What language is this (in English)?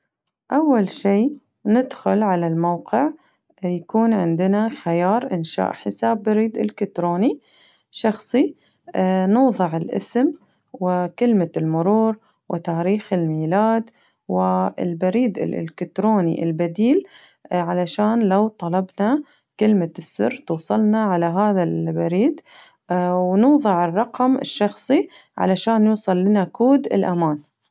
Najdi Arabic